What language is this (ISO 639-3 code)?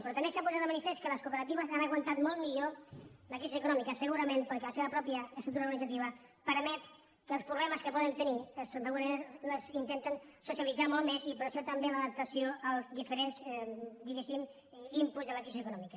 cat